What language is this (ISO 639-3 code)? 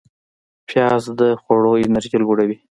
pus